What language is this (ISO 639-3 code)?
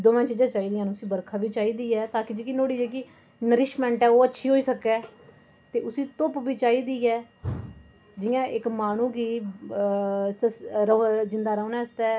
doi